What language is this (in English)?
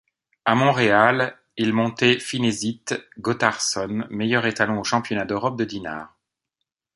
French